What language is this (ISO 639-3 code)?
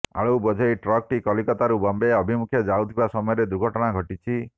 ori